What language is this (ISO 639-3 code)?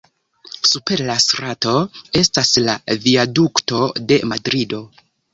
epo